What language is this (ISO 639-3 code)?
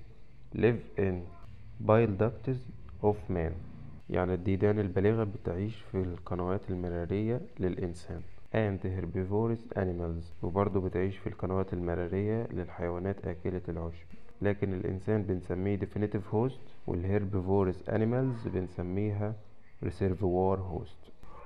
ara